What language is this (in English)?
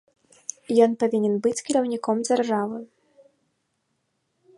Belarusian